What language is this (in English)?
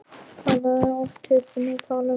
Icelandic